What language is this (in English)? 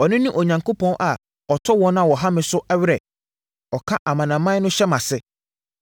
Akan